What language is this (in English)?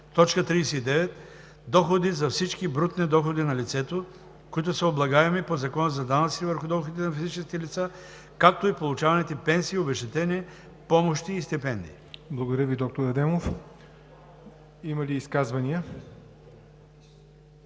Bulgarian